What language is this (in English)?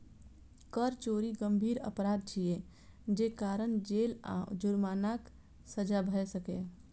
Maithili